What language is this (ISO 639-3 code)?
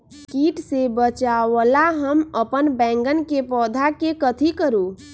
mag